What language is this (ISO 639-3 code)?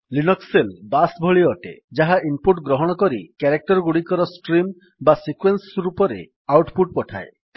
ori